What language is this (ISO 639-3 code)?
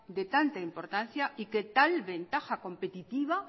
spa